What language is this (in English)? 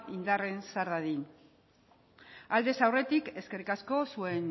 Basque